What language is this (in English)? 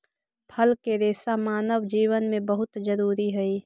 Magahi